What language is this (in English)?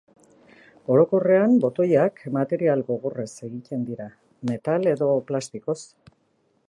Basque